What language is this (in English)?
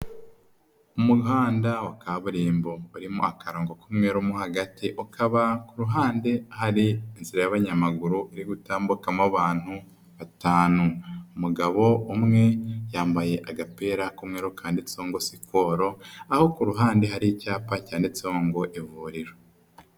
Kinyarwanda